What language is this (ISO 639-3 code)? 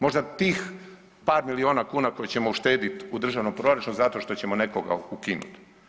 hrv